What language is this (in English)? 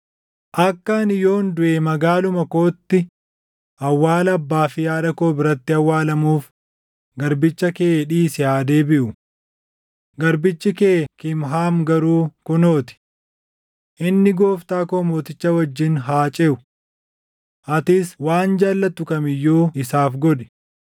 Oromo